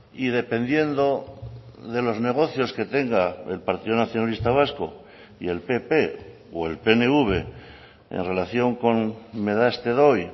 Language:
Spanish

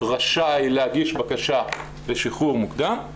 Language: Hebrew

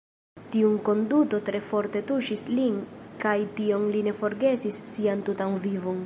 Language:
Esperanto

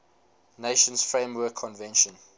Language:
English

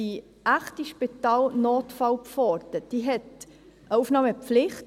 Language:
Swiss German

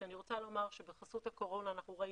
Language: Hebrew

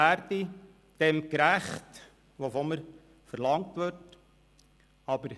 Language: Swiss German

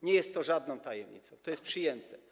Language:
Polish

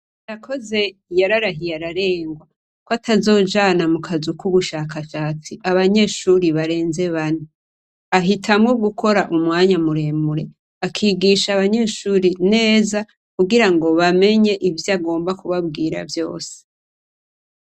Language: Rundi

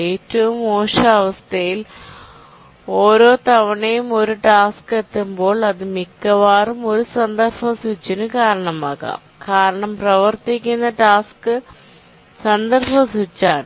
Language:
Malayalam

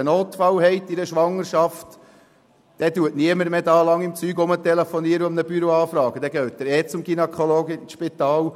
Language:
Swiss German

